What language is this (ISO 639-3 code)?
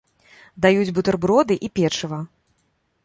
bel